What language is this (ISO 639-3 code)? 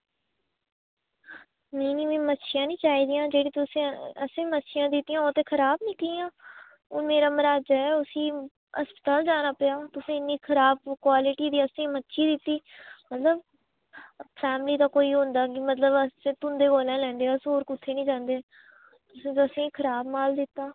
doi